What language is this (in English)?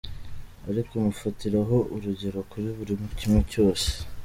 Kinyarwanda